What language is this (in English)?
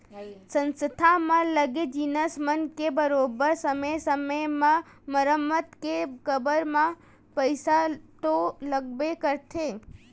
Chhattisgarhi